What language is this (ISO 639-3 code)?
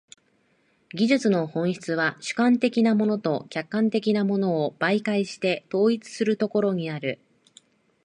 jpn